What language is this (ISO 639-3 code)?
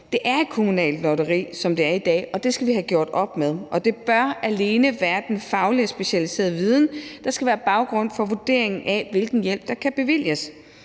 dan